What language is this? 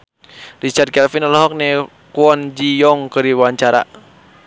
Sundanese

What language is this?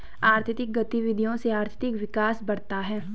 Hindi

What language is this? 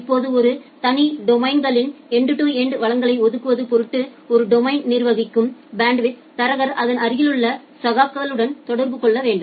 Tamil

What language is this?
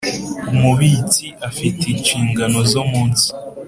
Kinyarwanda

